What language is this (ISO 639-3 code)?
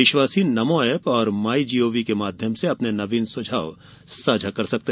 hin